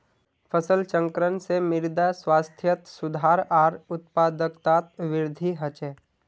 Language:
Magahi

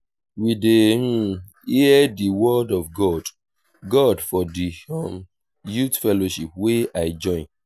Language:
Nigerian Pidgin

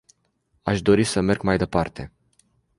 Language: Romanian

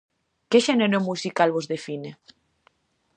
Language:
Galician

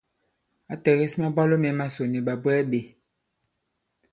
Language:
Bankon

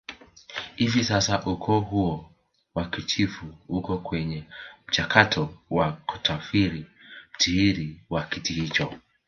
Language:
Swahili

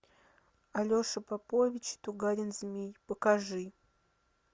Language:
Russian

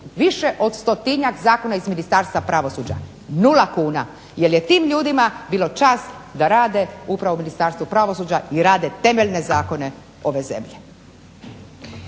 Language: Croatian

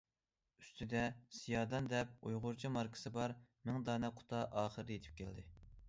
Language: Uyghur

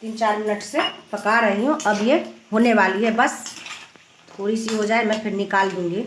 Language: Hindi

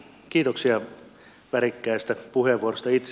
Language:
Finnish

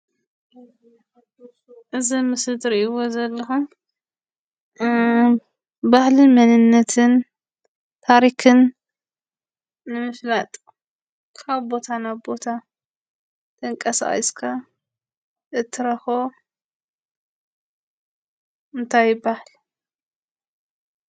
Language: Tigrinya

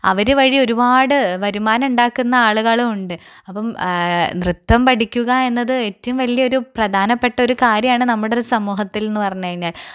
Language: Malayalam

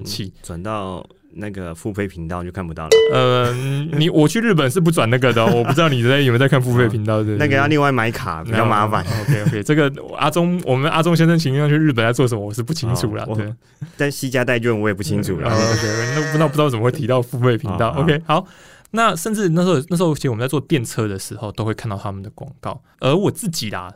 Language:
Chinese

